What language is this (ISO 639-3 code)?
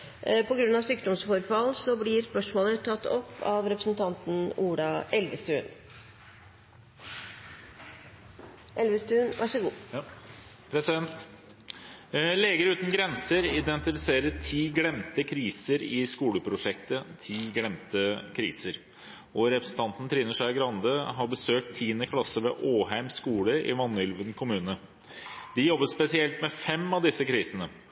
nor